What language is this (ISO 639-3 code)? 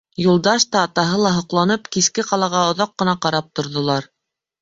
bak